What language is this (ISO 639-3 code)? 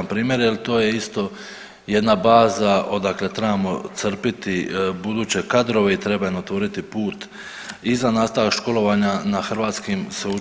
hrv